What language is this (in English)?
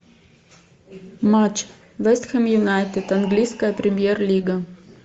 Russian